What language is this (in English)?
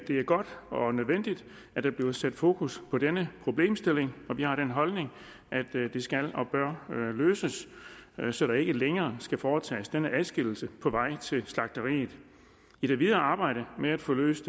Danish